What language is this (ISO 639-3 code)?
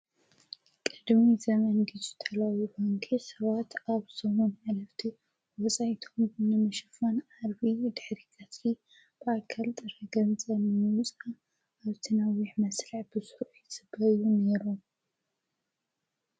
tir